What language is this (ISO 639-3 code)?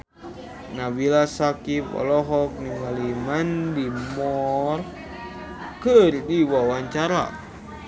sun